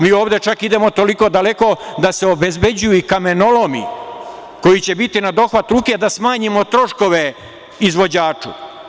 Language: Serbian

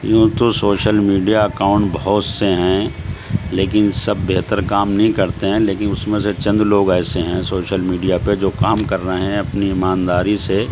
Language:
Urdu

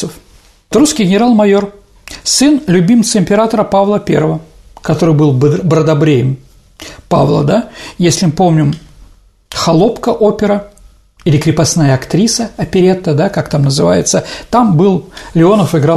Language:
Russian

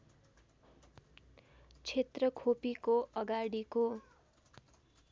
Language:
Nepali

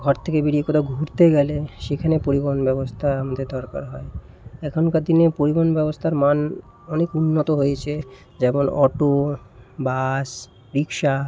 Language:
Bangla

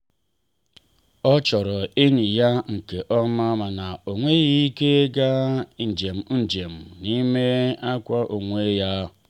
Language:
Igbo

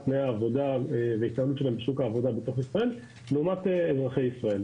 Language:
Hebrew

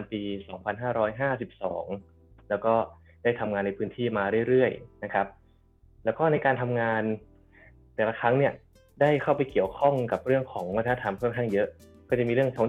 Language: Thai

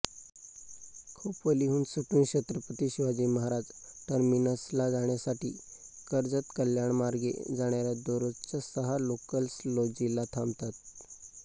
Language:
Marathi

